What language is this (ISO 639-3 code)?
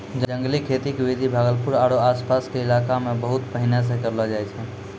mai